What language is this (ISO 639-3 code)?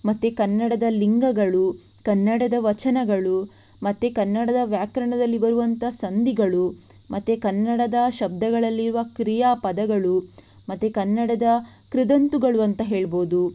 kan